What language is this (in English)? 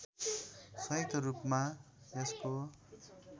Nepali